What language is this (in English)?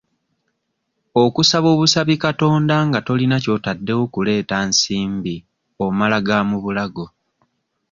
Ganda